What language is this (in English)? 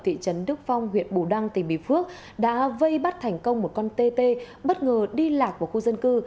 Vietnamese